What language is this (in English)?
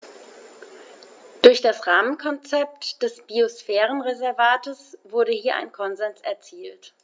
German